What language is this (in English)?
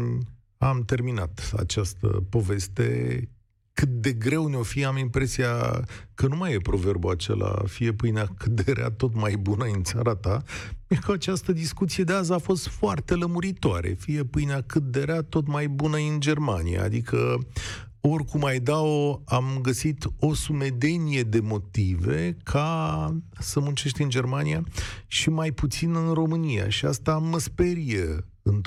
Romanian